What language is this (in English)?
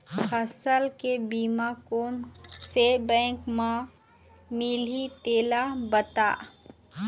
Chhattisgarhi